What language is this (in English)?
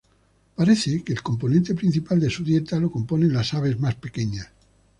Spanish